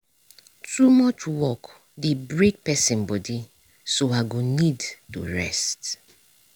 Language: Nigerian Pidgin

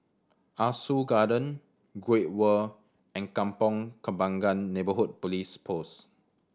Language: English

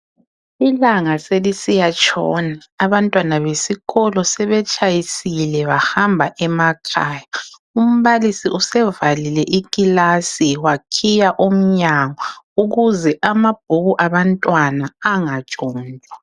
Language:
North Ndebele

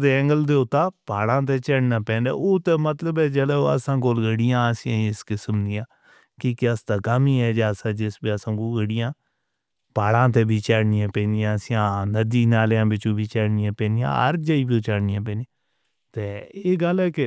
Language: Northern Hindko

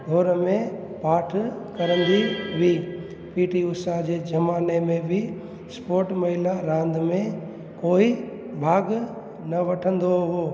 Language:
Sindhi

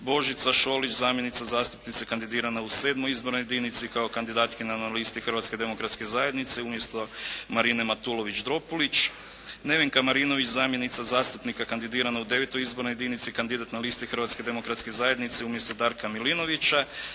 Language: Croatian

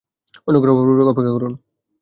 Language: Bangla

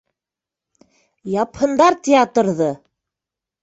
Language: Bashkir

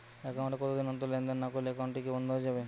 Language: Bangla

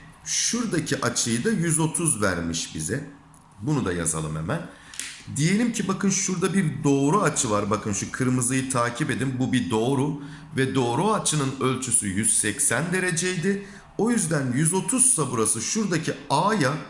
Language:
Turkish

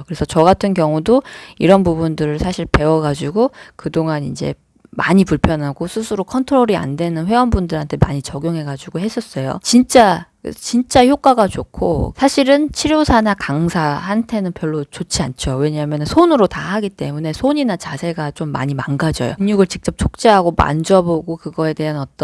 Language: Korean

